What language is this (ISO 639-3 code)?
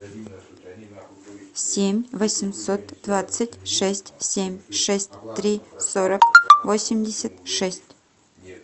rus